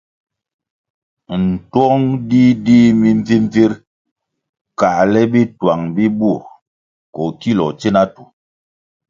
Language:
Kwasio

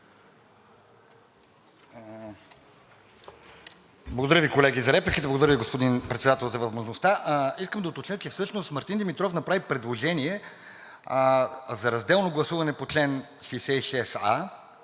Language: Bulgarian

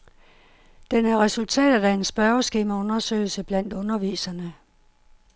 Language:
Danish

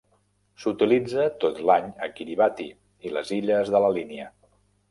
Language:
Catalan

